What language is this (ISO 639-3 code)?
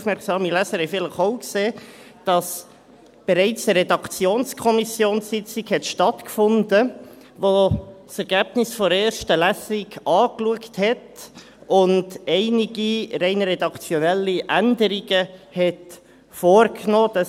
gsw